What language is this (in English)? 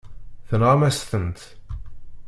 Kabyle